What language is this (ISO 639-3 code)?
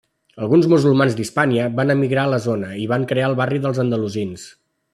cat